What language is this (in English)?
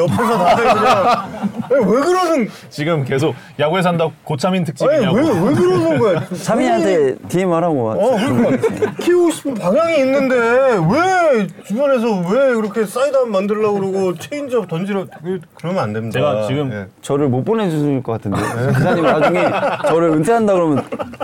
Korean